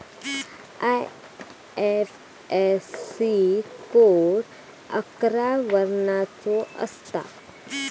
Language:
Marathi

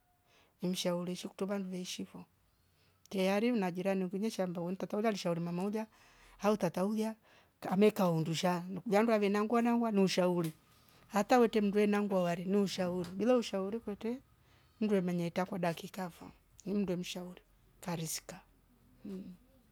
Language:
Rombo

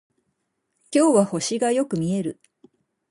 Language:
Japanese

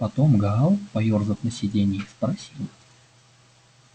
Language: Russian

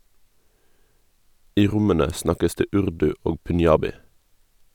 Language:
Norwegian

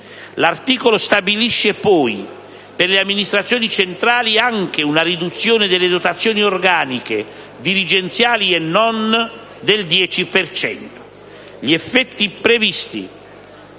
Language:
Italian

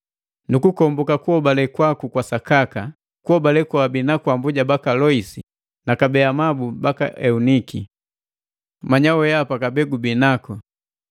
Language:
Matengo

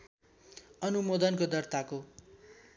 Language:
Nepali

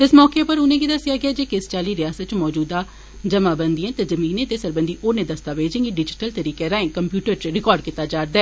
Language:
Dogri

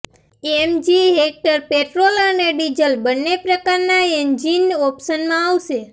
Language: Gujarati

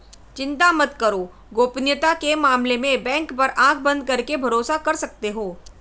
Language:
Hindi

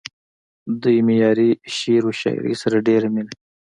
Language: Pashto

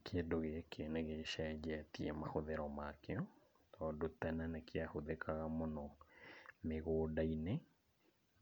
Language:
Kikuyu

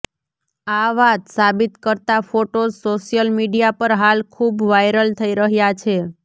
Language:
Gujarati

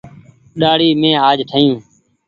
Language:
Goaria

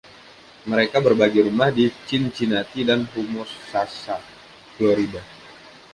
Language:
Indonesian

